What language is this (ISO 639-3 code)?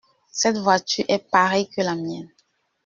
fra